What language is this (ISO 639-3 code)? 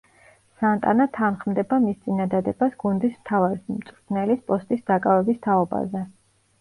kat